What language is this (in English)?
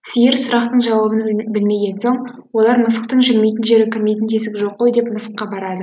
Kazakh